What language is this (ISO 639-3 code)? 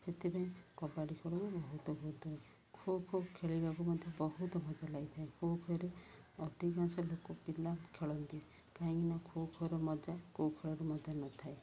ori